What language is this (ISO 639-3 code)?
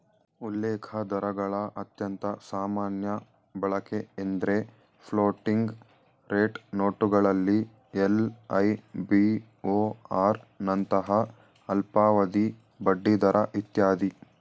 kan